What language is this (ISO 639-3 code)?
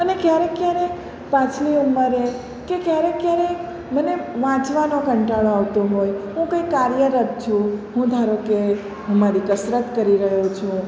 guj